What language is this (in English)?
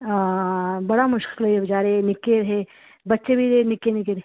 Dogri